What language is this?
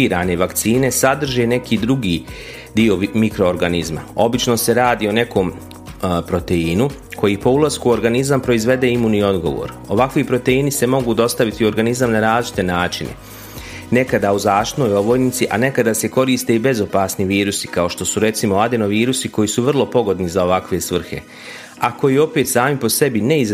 Croatian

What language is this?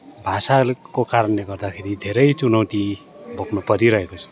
Nepali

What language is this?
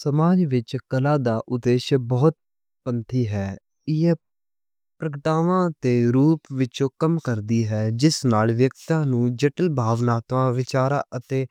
Western Panjabi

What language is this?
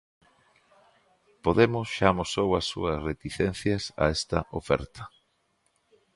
Galician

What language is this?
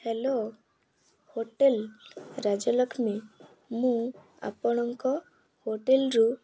Odia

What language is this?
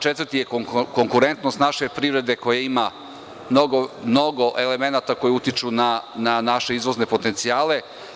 Serbian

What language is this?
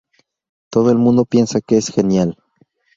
Spanish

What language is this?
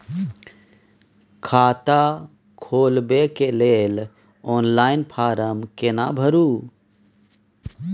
Maithili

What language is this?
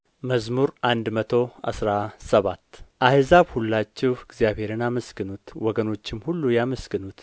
Amharic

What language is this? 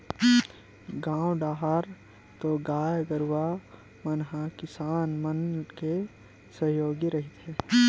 Chhattisgarhi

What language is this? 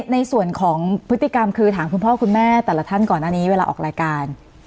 Thai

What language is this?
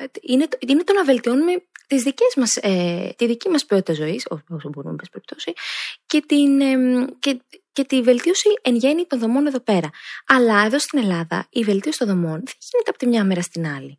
Greek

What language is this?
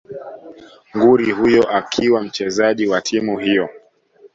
Swahili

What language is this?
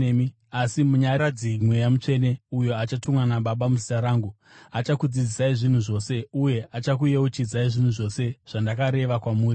Shona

